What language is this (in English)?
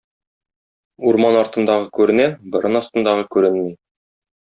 Tatar